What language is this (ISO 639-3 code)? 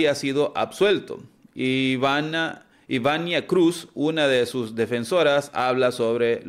spa